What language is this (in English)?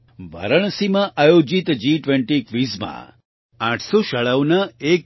Gujarati